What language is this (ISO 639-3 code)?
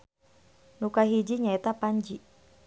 sun